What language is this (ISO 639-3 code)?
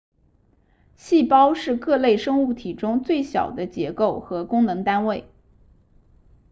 zho